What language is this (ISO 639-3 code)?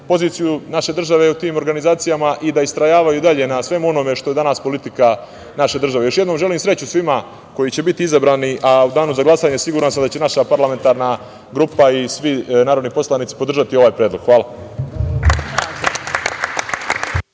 srp